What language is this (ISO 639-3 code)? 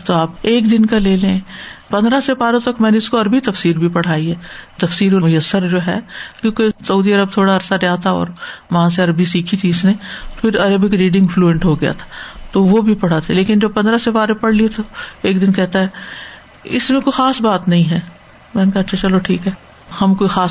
urd